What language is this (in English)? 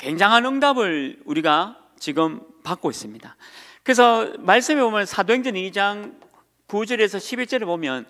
Korean